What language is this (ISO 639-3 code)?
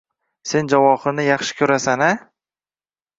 uzb